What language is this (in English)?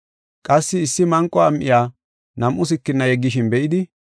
Gofa